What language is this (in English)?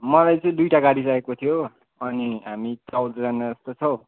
Nepali